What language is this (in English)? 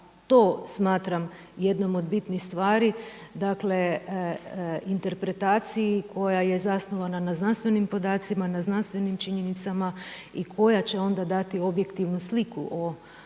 Croatian